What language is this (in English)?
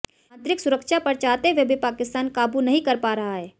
Hindi